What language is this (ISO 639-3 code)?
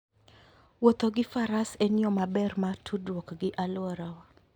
luo